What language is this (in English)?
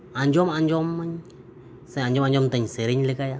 Santali